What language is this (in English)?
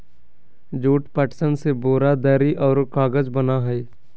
Magahi